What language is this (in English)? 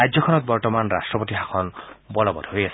Assamese